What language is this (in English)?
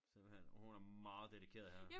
Danish